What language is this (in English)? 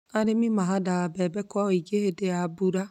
Kikuyu